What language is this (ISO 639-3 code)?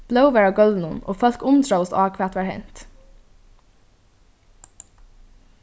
fao